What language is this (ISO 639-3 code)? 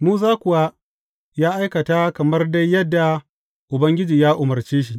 hau